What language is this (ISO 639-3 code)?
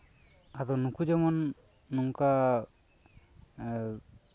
sat